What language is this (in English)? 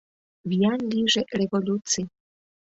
Mari